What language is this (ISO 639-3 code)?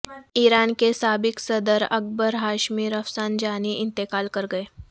urd